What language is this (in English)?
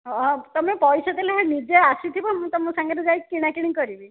Odia